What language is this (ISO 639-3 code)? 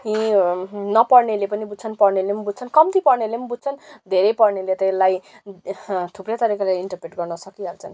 nep